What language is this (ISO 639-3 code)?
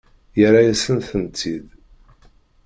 kab